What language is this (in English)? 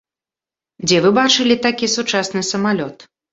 Belarusian